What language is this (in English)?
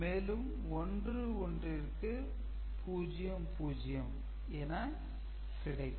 Tamil